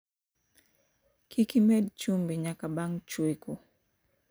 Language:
Luo (Kenya and Tanzania)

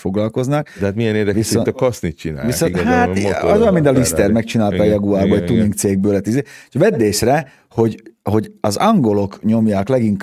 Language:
Hungarian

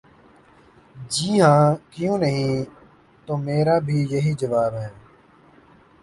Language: Urdu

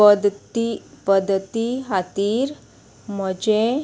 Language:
Konkani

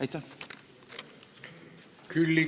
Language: Estonian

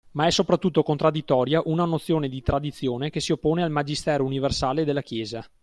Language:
Italian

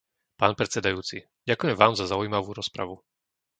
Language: Slovak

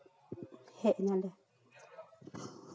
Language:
Santali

